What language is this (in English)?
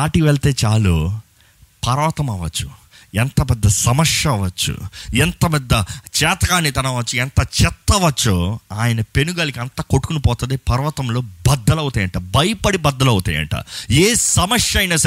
Telugu